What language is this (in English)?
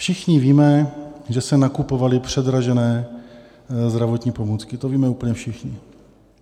Czech